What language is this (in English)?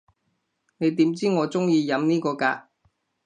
Cantonese